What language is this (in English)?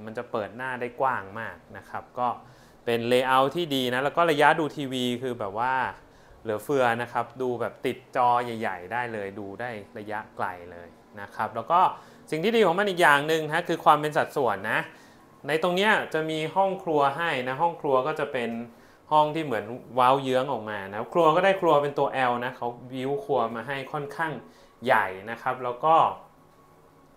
Thai